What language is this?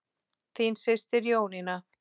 Icelandic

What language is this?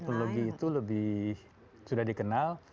Indonesian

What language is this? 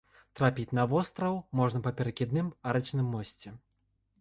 Belarusian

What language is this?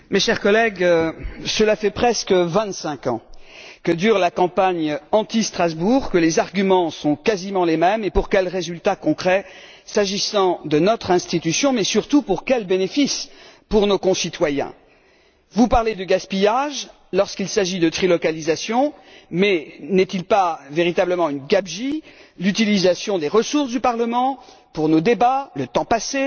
French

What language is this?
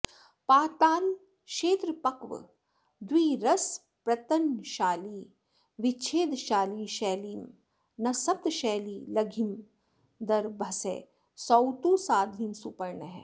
Sanskrit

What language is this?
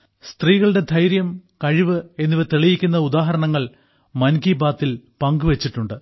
Malayalam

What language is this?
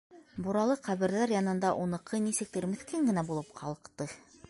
Bashkir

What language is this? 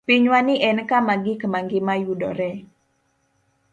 Luo (Kenya and Tanzania)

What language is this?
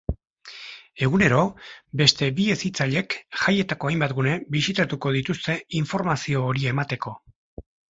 Basque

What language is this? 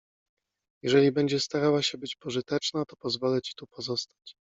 Polish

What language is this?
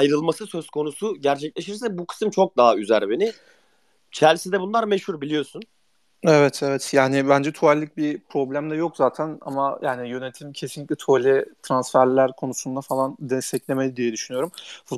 Turkish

